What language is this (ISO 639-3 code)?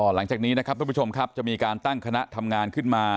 tha